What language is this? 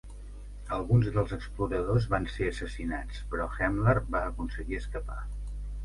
Catalan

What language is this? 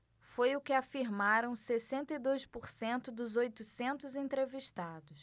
Portuguese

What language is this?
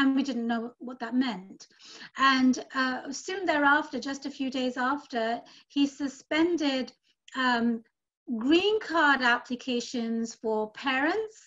English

